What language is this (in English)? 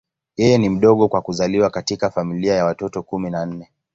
Swahili